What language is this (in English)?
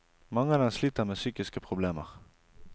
Norwegian